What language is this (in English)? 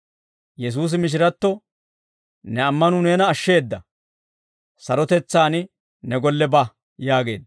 Dawro